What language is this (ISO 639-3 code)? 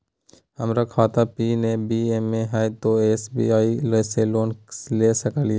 mag